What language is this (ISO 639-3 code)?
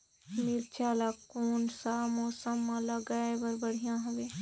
hne